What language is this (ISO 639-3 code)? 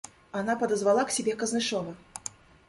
rus